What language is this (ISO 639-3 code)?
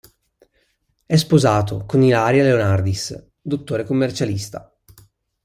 ita